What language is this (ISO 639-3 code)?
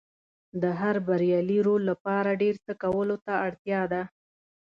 pus